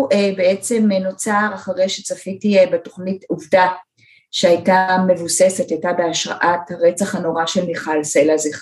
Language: Hebrew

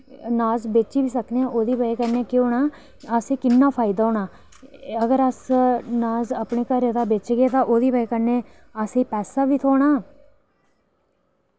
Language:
Dogri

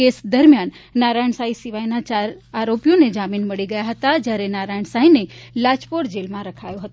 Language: Gujarati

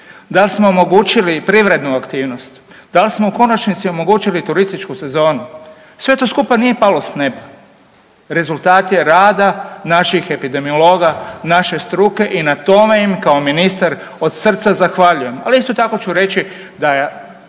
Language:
Croatian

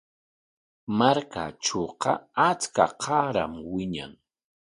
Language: Corongo Ancash Quechua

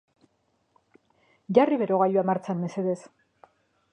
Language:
Basque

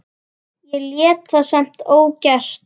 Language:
Icelandic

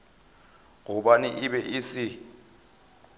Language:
Northern Sotho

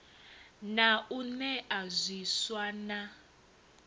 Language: Venda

